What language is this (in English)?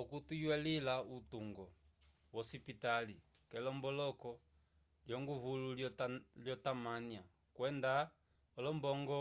Umbundu